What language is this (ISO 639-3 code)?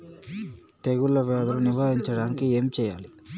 tel